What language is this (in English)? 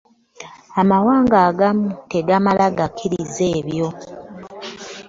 Ganda